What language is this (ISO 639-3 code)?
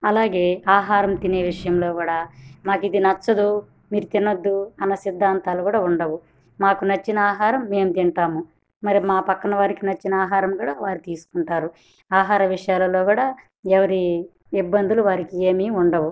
tel